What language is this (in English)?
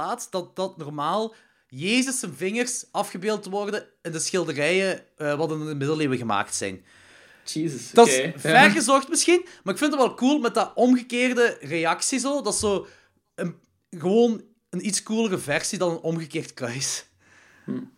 Dutch